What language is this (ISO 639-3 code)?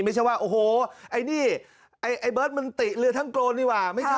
tha